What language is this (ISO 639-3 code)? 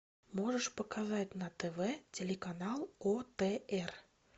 rus